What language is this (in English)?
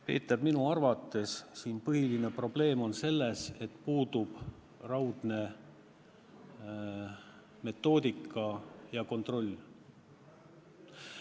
Estonian